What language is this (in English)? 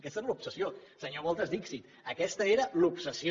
Catalan